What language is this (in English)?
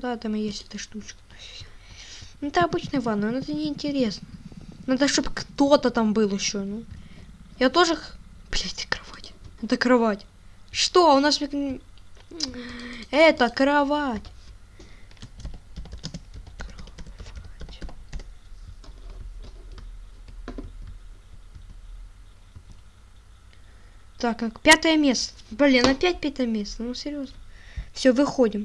Russian